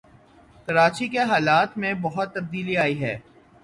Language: Urdu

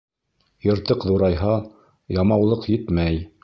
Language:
Bashkir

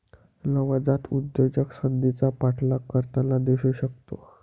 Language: Marathi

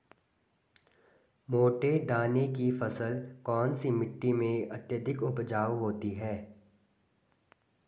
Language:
Hindi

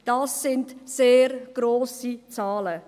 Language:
Swiss German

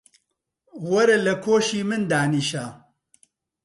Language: Central Kurdish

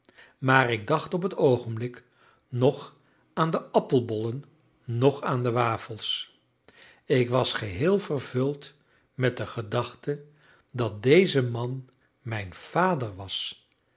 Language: Dutch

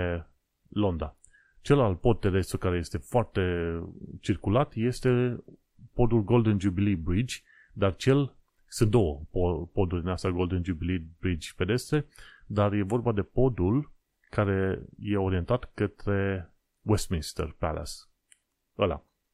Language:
Romanian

